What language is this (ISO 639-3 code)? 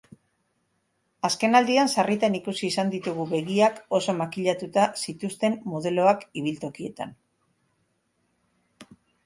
eus